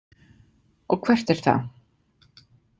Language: Icelandic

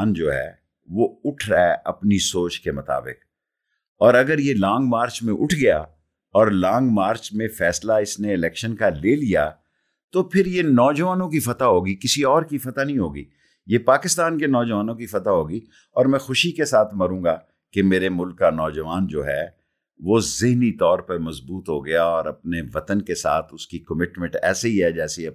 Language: Urdu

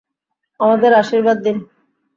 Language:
Bangla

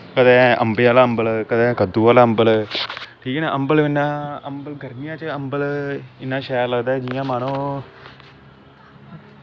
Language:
Dogri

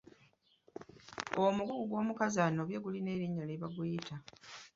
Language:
Ganda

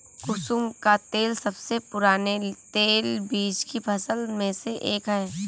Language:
Hindi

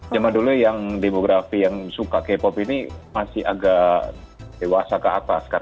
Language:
Indonesian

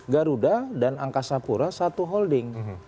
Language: Indonesian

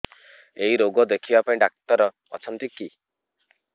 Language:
Odia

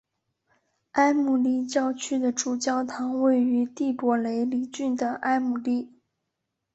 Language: Chinese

